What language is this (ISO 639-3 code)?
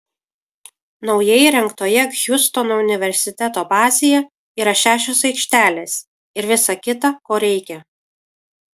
lit